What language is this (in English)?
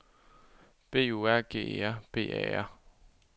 Danish